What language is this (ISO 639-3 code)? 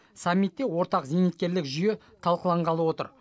kaz